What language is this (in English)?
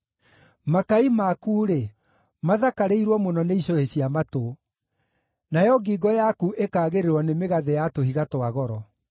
Kikuyu